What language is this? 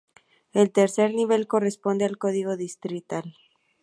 Spanish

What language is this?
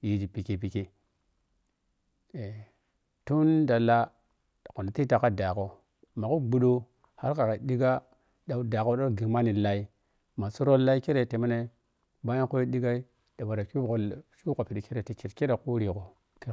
Piya-Kwonci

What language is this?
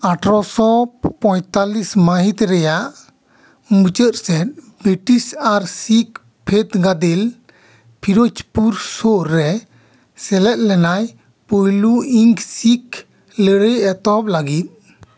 Santali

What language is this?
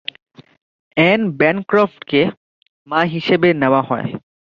Bangla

